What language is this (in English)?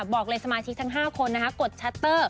Thai